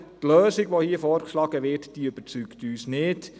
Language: Swiss German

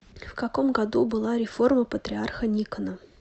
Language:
Russian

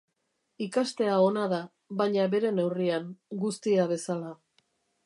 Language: Basque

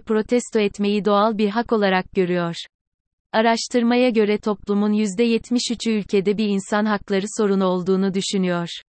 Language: Turkish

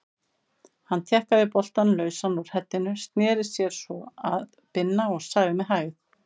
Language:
Icelandic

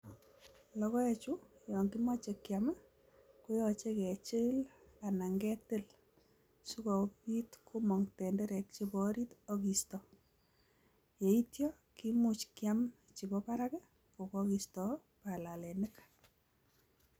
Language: Kalenjin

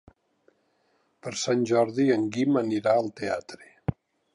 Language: Catalan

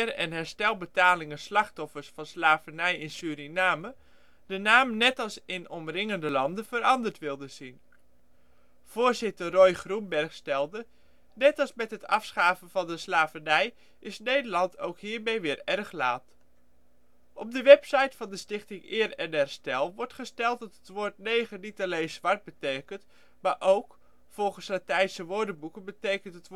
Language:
Dutch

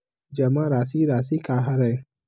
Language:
Chhattisgarhi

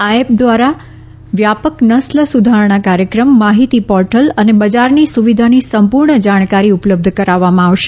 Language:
Gujarati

